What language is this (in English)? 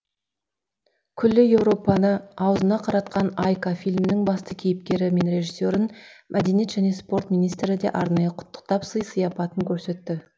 Kazakh